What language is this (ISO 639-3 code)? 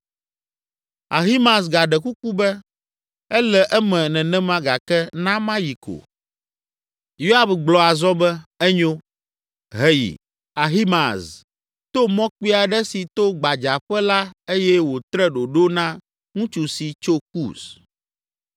ewe